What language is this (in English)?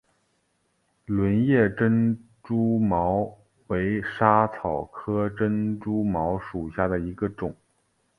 Chinese